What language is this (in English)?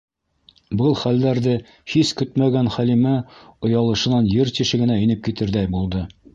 Bashkir